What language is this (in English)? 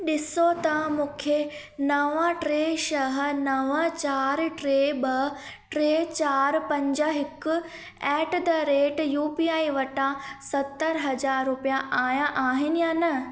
Sindhi